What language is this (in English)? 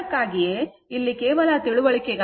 Kannada